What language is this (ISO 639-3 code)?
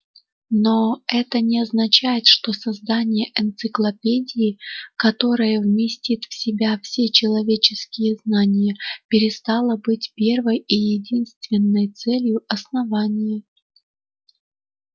rus